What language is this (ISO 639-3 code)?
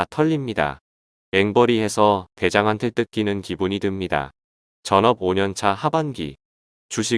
kor